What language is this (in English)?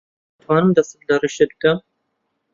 Central Kurdish